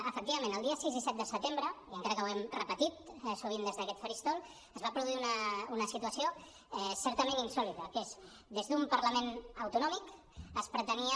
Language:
Catalan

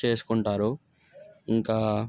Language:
Telugu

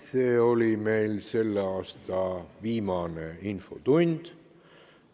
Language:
Estonian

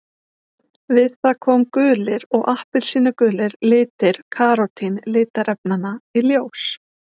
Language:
Icelandic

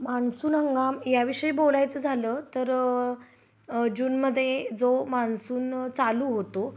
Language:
Marathi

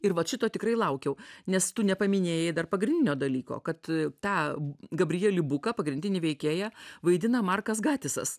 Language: Lithuanian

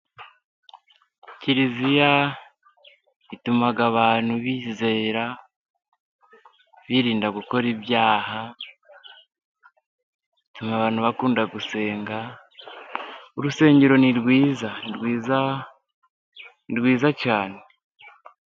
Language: Kinyarwanda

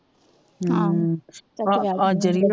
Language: Punjabi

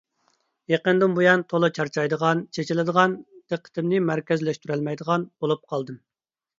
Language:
Uyghur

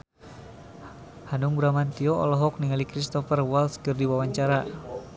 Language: Sundanese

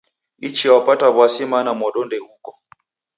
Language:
Taita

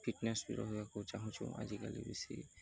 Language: Odia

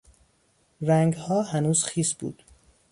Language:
Persian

